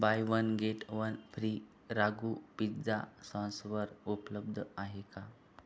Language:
Marathi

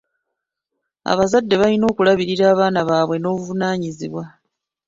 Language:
Ganda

